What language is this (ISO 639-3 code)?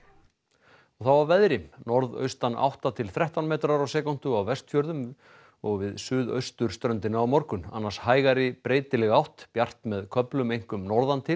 isl